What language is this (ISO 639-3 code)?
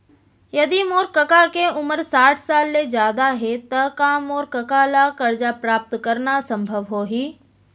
hne